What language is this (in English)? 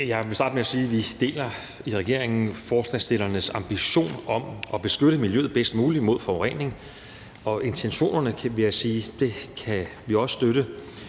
Danish